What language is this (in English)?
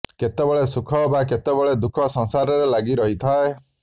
Odia